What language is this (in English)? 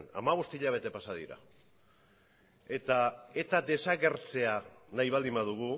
Basque